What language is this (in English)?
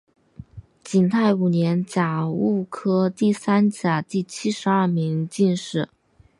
Chinese